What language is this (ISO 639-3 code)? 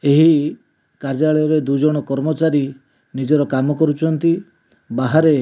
ori